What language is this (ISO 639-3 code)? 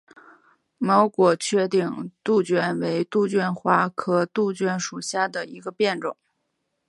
zho